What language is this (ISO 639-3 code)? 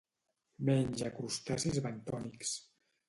cat